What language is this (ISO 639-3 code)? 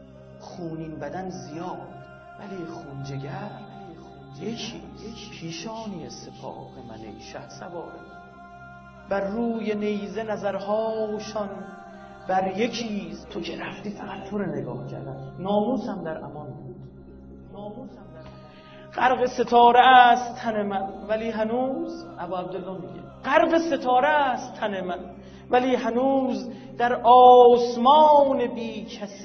fas